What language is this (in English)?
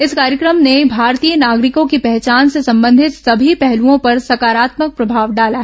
Hindi